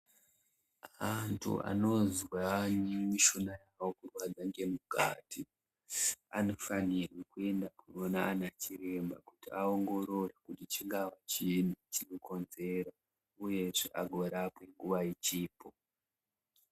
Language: Ndau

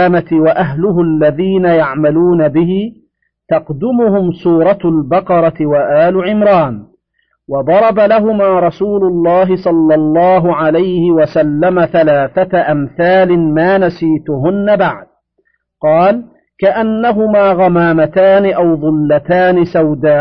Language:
Arabic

